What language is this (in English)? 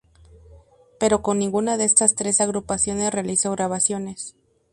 Spanish